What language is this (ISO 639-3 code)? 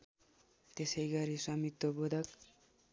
nep